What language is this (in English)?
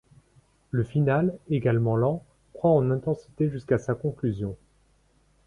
French